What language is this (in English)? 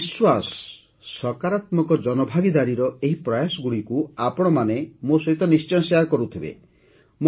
Odia